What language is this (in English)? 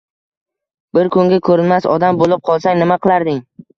Uzbek